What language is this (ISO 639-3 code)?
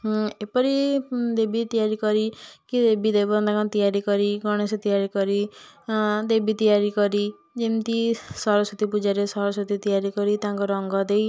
ori